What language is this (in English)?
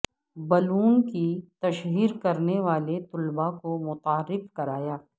Urdu